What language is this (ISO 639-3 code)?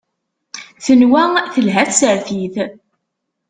kab